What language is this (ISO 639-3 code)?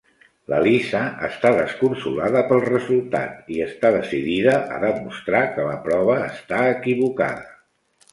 cat